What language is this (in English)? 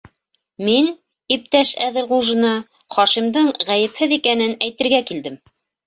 Bashkir